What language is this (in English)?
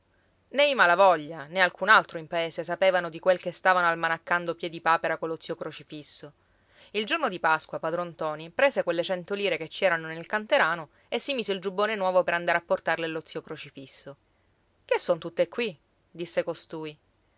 Italian